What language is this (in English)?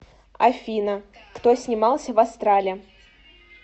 Russian